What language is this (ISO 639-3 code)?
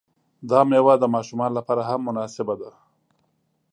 pus